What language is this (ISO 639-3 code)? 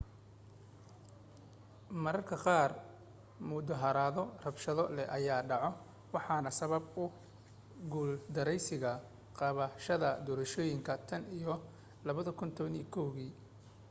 som